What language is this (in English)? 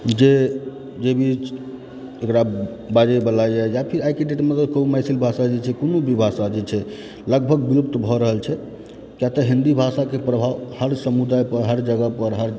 Maithili